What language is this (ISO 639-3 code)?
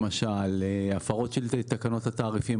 heb